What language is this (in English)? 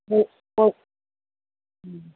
Manipuri